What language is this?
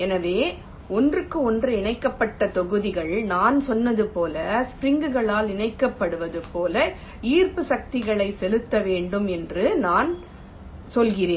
Tamil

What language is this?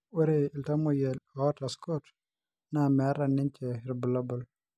Masai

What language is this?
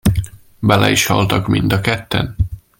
Hungarian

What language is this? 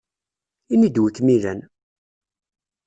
Kabyle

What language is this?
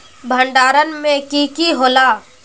Magahi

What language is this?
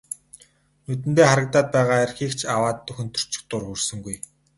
Mongolian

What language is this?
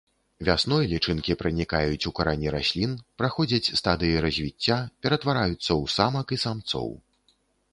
Belarusian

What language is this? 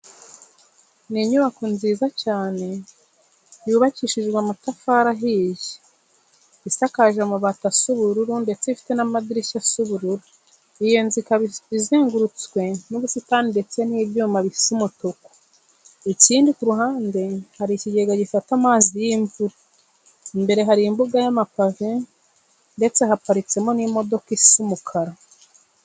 Kinyarwanda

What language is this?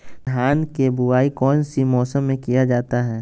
Magahi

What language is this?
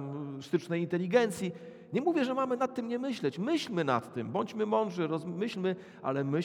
Polish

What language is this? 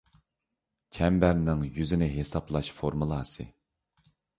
Uyghur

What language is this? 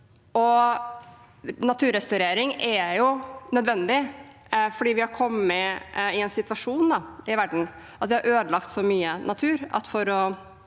Norwegian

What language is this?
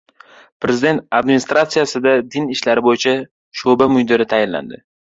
Uzbek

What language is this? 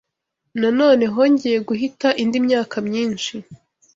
Kinyarwanda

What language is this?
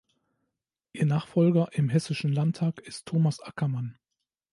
German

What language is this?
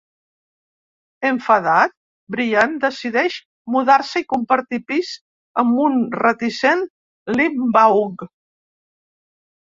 Catalan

